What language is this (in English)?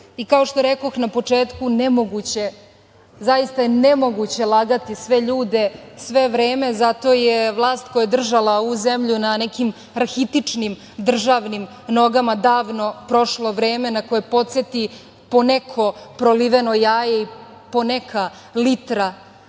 Serbian